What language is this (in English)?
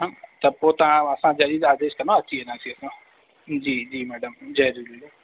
Sindhi